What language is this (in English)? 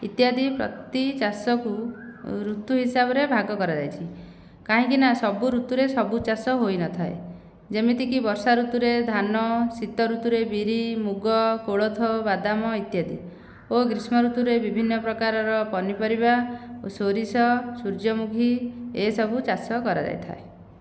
Odia